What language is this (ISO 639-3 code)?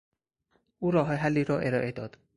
fas